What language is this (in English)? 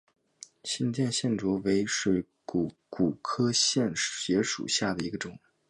Chinese